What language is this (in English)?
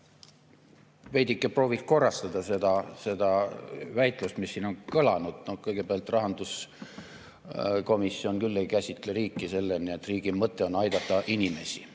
Estonian